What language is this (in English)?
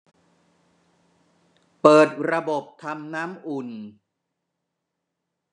Thai